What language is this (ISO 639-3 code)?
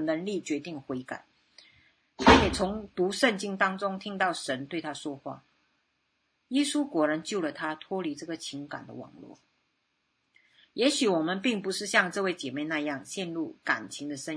zho